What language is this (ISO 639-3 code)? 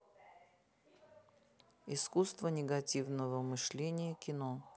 rus